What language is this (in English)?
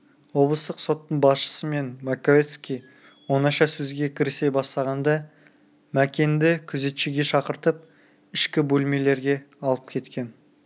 Kazakh